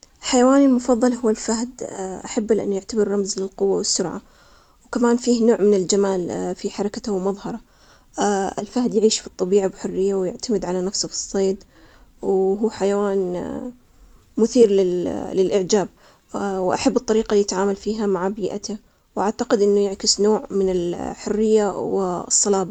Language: Omani Arabic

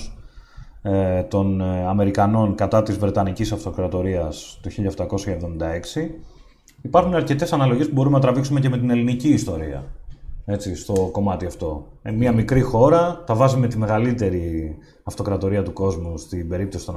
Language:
Greek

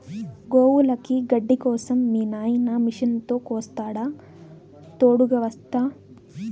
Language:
Telugu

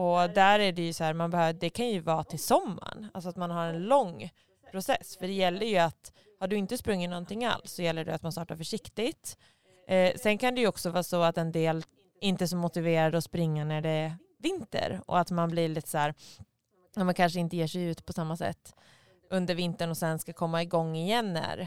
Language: Swedish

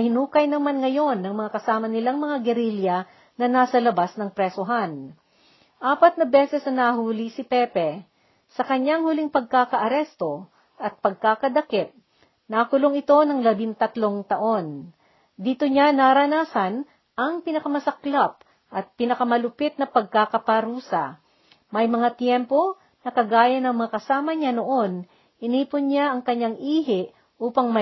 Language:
Filipino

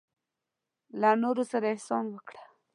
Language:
Pashto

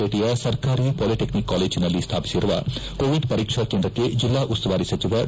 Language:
Kannada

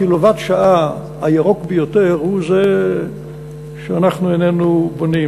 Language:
Hebrew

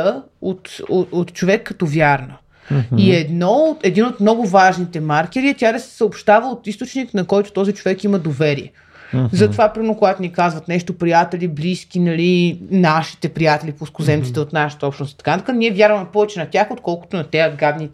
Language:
Bulgarian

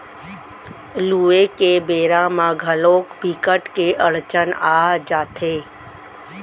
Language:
Chhattisgarhi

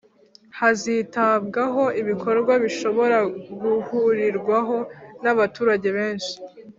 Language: Kinyarwanda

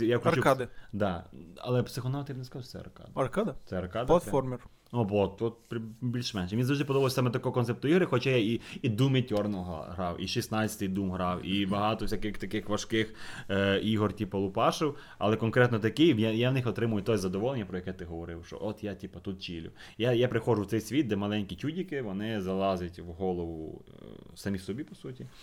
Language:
Ukrainian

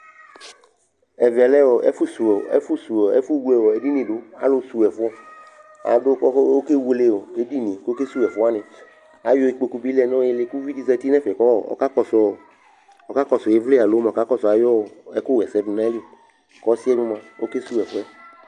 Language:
Ikposo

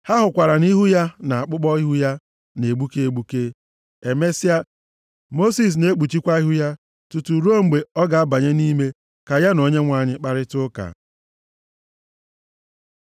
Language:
Igbo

